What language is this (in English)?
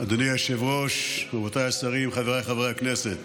Hebrew